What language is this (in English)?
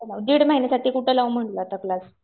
Marathi